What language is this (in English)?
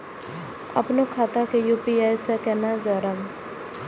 Maithili